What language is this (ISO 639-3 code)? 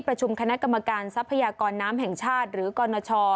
tha